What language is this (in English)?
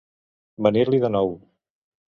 Catalan